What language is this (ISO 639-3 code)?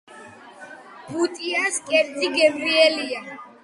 kat